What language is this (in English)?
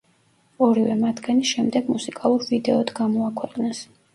Georgian